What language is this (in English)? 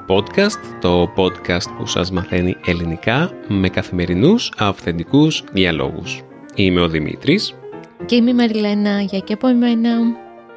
Greek